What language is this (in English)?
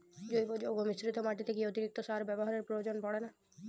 Bangla